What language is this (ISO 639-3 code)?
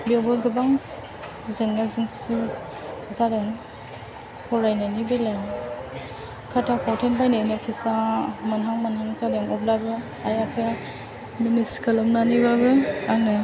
brx